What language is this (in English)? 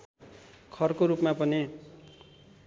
Nepali